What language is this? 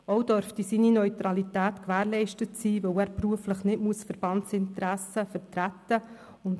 Swiss German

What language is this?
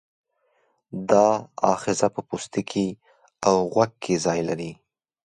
Pashto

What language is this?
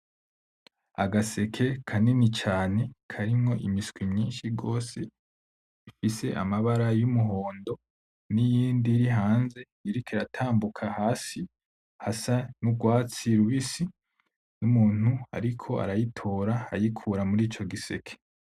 Rundi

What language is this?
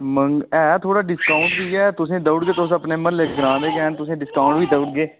Dogri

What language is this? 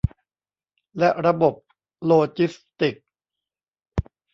Thai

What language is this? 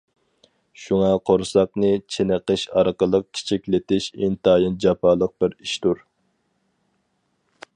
Uyghur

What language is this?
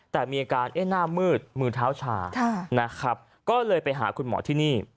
Thai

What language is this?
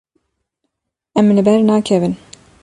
Kurdish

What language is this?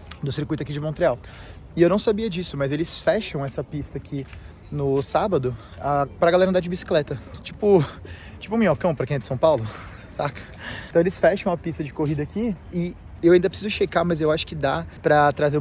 Portuguese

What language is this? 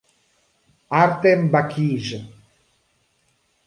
Italian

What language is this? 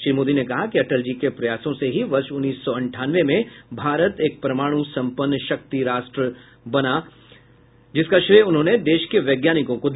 Hindi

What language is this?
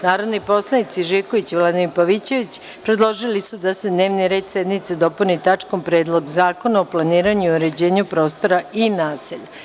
Serbian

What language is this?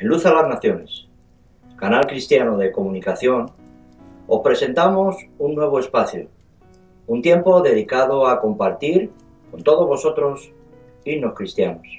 Spanish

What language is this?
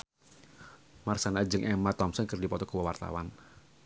Sundanese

